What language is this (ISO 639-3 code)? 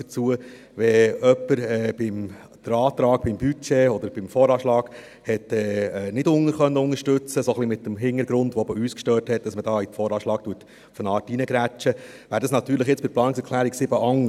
gsw